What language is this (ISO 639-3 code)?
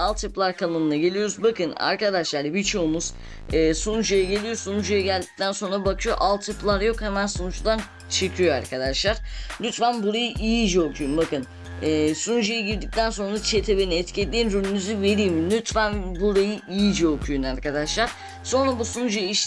tur